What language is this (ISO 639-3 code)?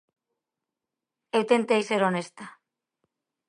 glg